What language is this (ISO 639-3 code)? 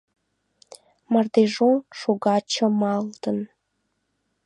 chm